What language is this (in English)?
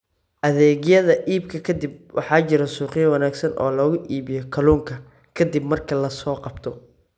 Somali